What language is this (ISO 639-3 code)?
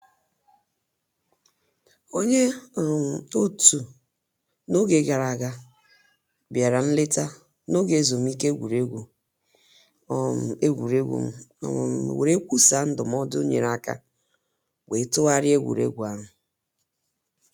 ibo